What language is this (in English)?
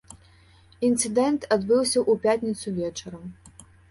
Belarusian